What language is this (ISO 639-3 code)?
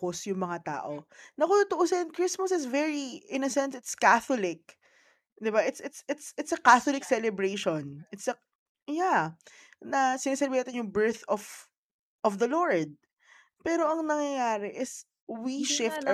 fil